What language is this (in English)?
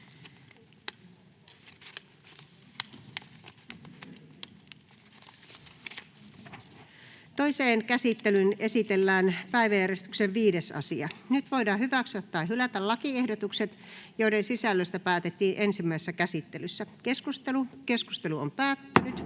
Finnish